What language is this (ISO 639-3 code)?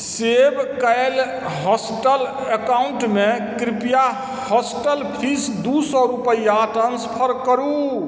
mai